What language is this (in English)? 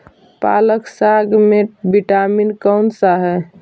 Magahi